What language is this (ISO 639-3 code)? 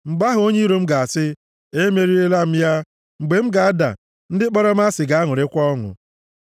ibo